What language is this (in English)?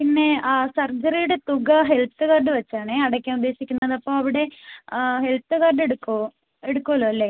Malayalam